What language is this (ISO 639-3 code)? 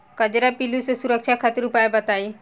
bho